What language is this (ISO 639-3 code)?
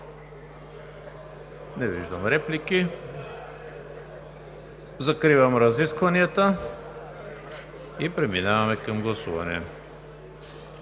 bul